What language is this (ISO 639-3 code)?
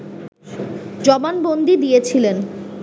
ben